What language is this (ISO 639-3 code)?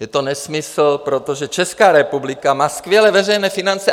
ces